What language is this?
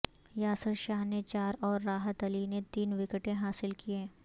Urdu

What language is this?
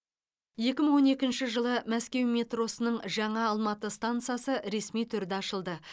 Kazakh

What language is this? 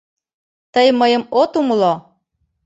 Mari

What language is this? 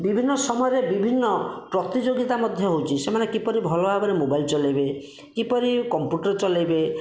Odia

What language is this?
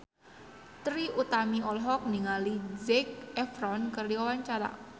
Sundanese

